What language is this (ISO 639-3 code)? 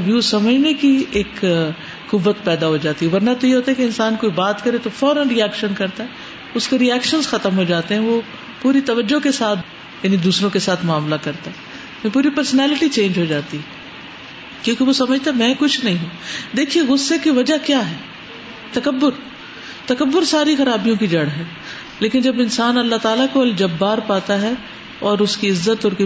urd